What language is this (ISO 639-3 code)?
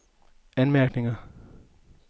dan